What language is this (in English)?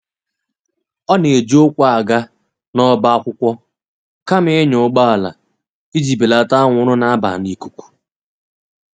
Igbo